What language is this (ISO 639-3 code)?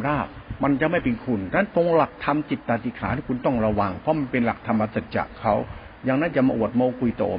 tha